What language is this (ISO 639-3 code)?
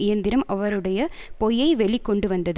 tam